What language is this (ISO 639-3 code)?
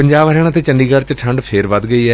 pan